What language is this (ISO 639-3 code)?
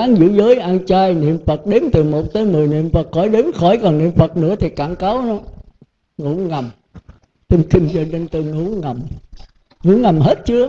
vie